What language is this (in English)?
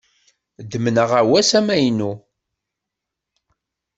Kabyle